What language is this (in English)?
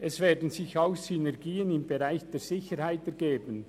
Swiss German